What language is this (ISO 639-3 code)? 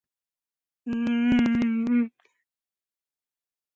kat